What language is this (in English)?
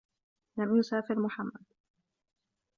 Arabic